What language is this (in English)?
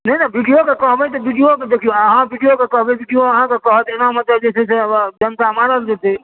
Maithili